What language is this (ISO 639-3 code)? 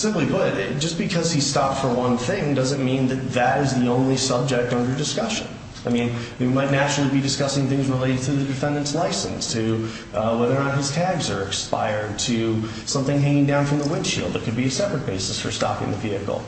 eng